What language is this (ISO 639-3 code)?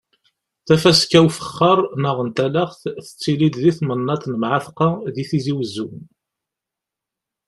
kab